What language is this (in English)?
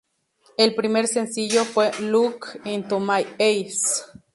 Spanish